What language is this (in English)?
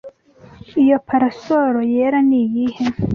Kinyarwanda